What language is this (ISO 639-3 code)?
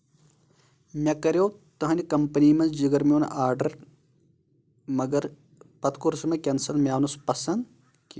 kas